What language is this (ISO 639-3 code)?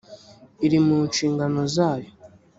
kin